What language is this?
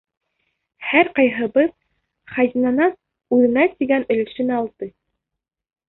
Bashkir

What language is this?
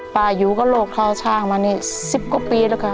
Thai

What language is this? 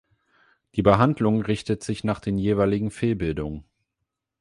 German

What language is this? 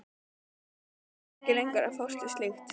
Icelandic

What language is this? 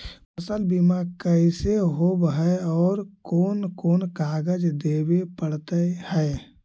Magahi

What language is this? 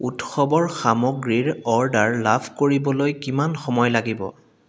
Assamese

